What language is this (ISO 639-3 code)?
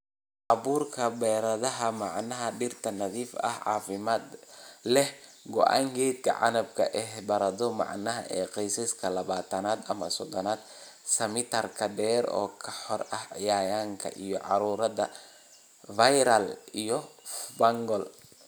som